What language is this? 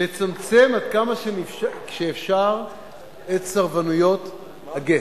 Hebrew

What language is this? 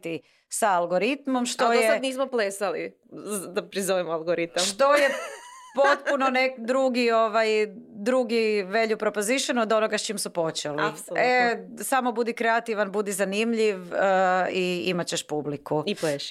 Croatian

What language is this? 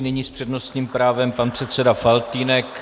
Czech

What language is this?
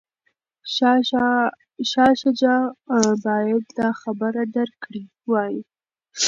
Pashto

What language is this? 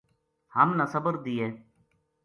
Gujari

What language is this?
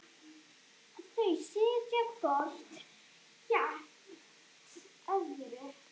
Icelandic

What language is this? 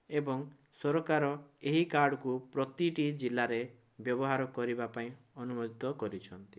Odia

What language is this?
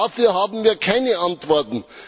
German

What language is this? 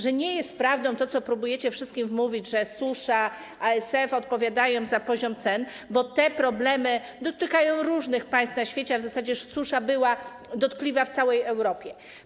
Polish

